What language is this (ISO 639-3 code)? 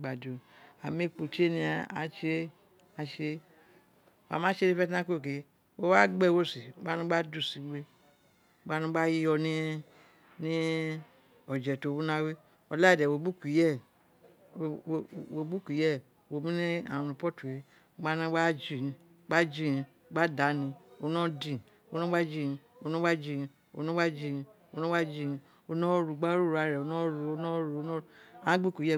its